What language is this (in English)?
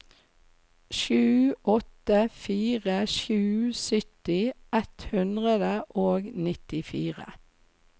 Norwegian